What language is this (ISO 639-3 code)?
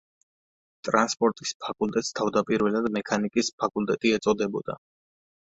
kat